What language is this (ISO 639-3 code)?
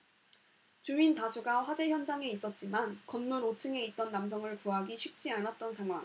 kor